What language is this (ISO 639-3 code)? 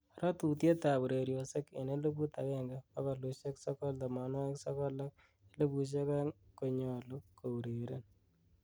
kln